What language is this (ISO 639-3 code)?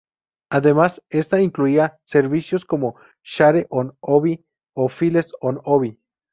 spa